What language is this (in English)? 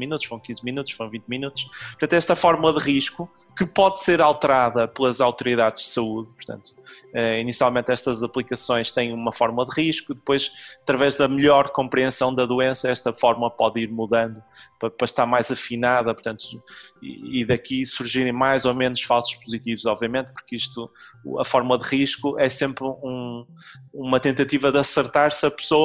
Portuguese